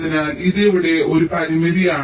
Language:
Malayalam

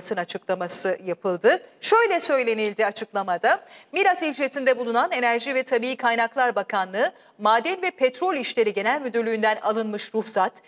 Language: Turkish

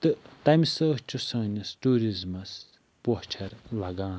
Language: Kashmiri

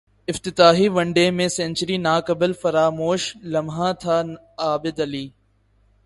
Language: Urdu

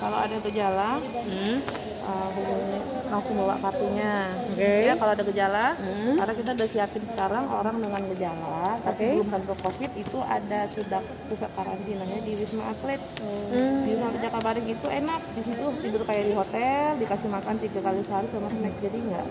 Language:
Indonesian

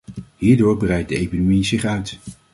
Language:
Dutch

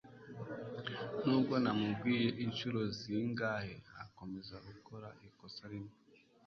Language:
Kinyarwanda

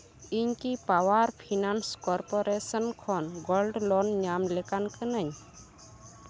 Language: Santali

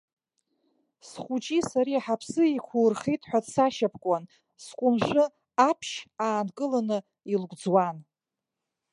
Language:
Abkhazian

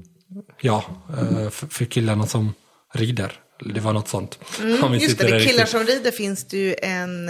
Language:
Swedish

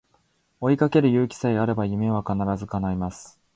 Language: Japanese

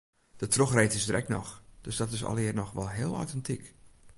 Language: Western Frisian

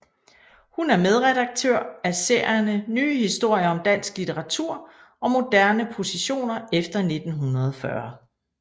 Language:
Danish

